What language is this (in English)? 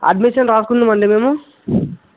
Telugu